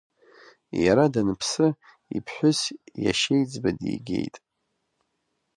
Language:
Abkhazian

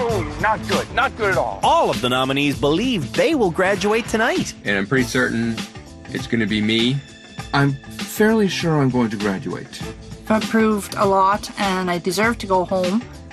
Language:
English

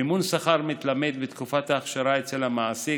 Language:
Hebrew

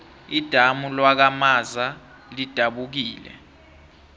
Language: South Ndebele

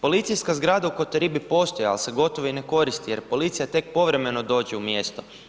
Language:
Croatian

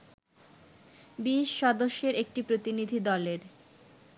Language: Bangla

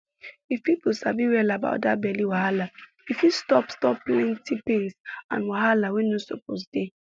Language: Nigerian Pidgin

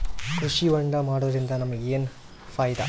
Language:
Kannada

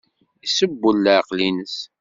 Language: Kabyle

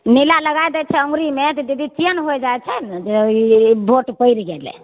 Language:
Maithili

